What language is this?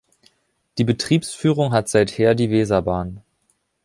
German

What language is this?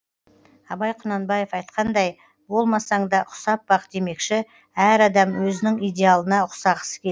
Kazakh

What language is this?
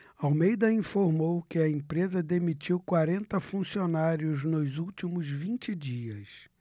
Portuguese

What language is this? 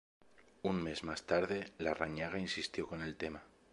Spanish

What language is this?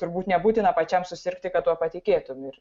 Lithuanian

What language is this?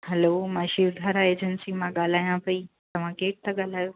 Sindhi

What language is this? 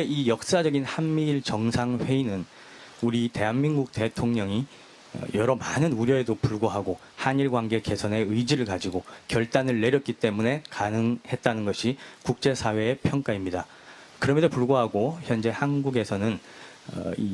Korean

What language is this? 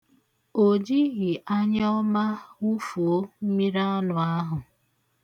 Igbo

